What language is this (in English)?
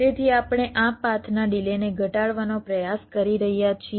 Gujarati